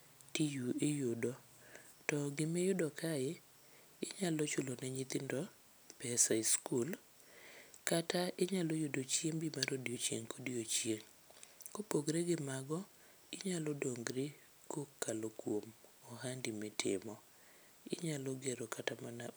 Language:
Luo (Kenya and Tanzania)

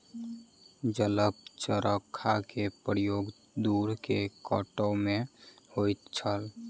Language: Maithili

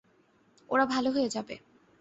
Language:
Bangla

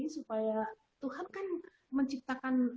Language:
Indonesian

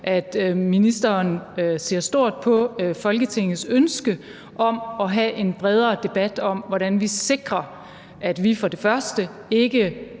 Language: Danish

